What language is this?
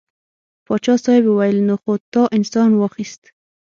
Pashto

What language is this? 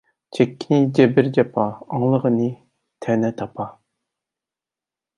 Uyghur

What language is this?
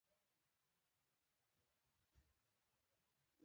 Pashto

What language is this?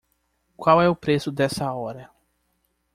Portuguese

